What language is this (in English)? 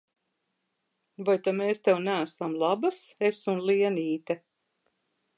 Latvian